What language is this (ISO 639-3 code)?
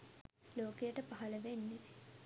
sin